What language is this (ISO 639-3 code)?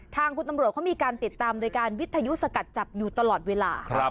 tha